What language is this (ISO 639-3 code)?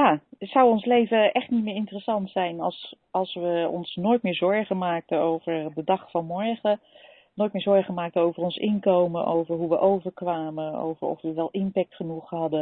nld